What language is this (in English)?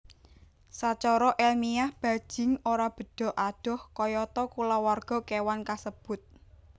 Javanese